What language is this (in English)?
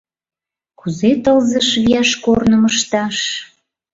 Mari